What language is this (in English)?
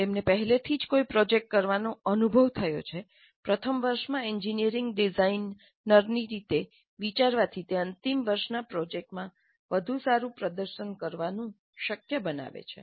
Gujarati